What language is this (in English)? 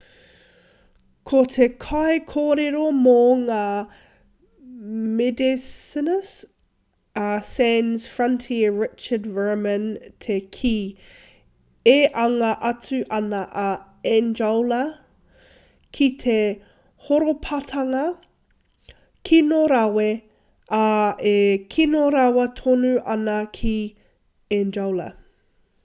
Māori